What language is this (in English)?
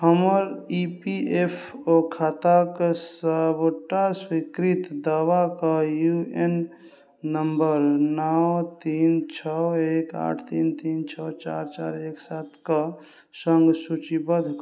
Maithili